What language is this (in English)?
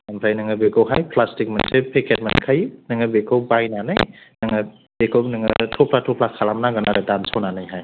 Bodo